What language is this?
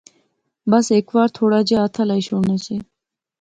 Pahari-Potwari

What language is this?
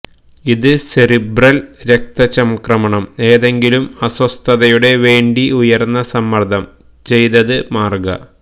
Malayalam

